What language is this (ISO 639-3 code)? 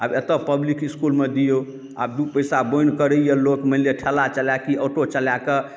mai